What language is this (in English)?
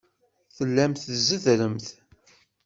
Kabyle